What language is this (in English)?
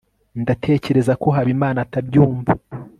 Kinyarwanda